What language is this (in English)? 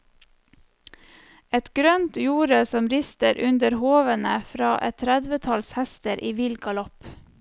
Norwegian